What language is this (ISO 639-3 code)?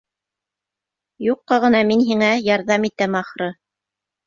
bak